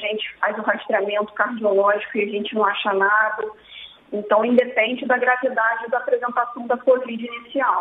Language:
Portuguese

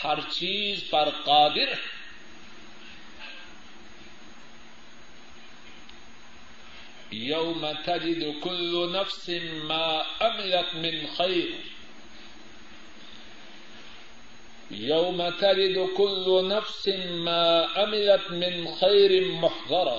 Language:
Urdu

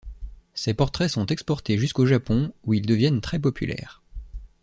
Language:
French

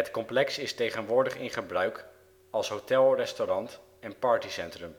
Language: Dutch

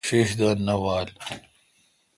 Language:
Kalkoti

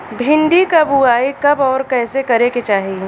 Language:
Bhojpuri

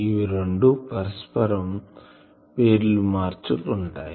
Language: Telugu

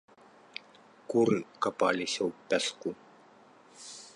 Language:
Belarusian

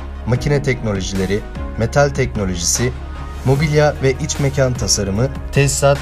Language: Turkish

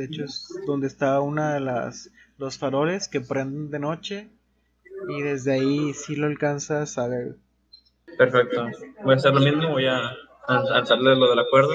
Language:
Spanish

